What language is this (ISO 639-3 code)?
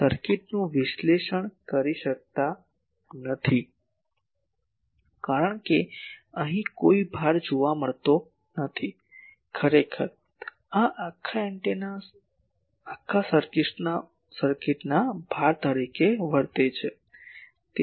guj